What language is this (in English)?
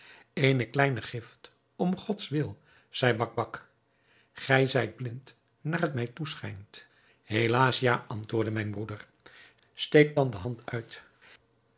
Dutch